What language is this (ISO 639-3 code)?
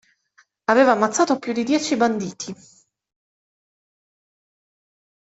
ita